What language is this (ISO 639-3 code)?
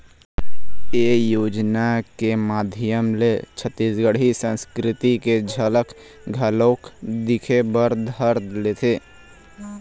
hne